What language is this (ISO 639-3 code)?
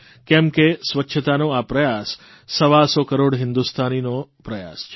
guj